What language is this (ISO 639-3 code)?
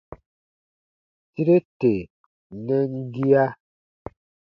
bba